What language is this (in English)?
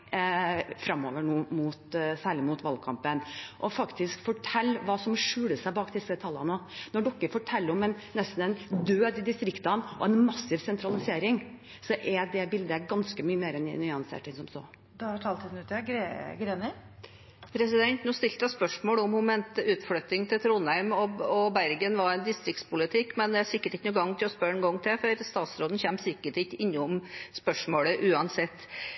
Norwegian